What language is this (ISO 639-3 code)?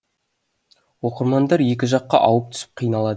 kaz